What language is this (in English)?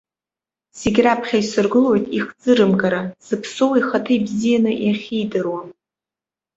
Abkhazian